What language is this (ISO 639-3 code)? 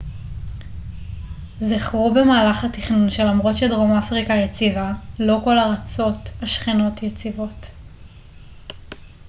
heb